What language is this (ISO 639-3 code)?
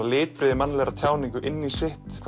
isl